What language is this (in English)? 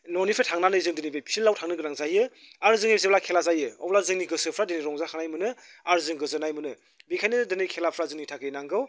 Bodo